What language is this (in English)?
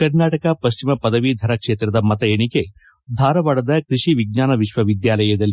Kannada